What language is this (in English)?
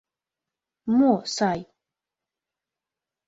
Mari